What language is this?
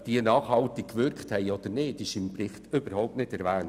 Swiss German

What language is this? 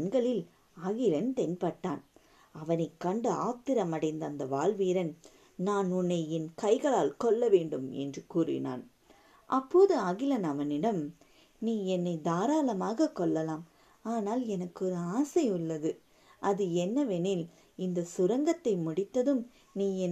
Tamil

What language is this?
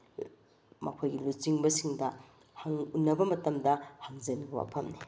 Manipuri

